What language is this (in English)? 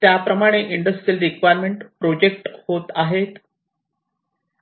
Marathi